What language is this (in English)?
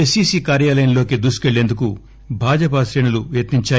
Telugu